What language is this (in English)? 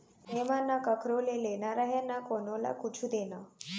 Chhattisgarhi